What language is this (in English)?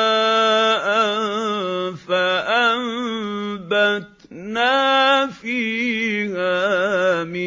Arabic